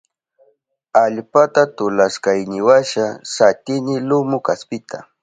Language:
Southern Pastaza Quechua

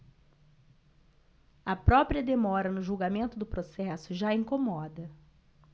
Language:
Portuguese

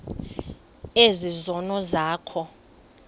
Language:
Xhosa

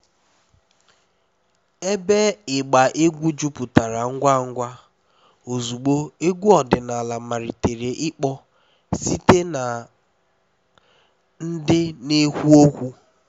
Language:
Igbo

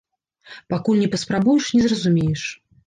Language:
Belarusian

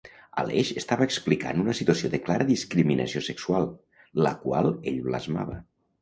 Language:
Catalan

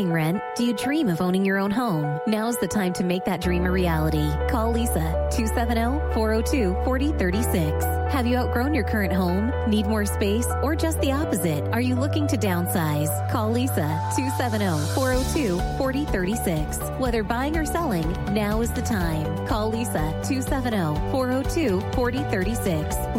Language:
English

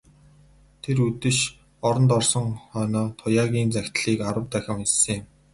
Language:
Mongolian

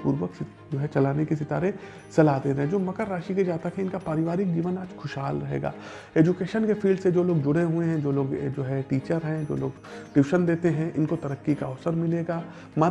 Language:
Hindi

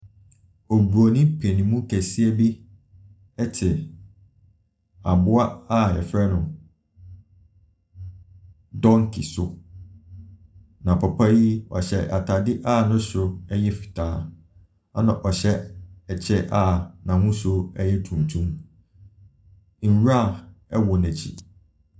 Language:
Akan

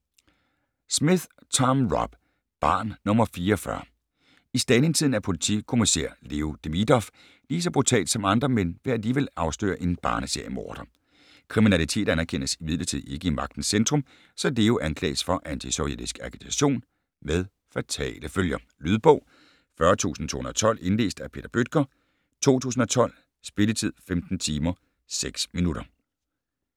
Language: Danish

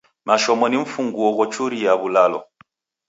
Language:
Taita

